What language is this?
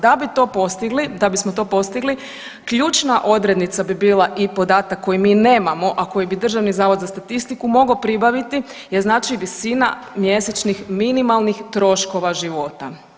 Croatian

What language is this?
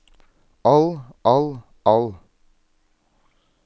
Norwegian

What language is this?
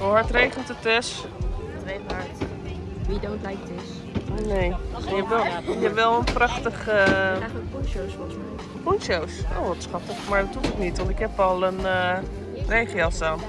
Dutch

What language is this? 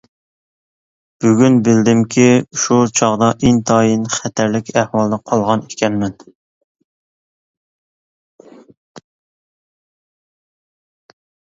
Uyghur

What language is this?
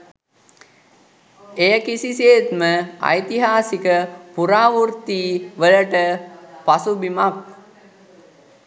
Sinhala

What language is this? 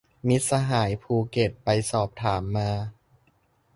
Thai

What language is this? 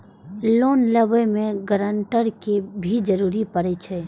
Maithili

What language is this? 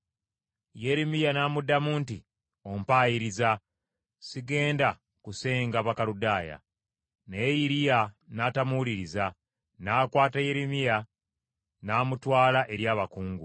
Ganda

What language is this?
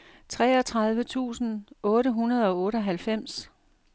Danish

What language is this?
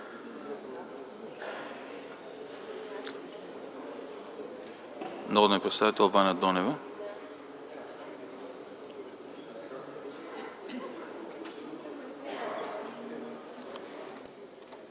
Bulgarian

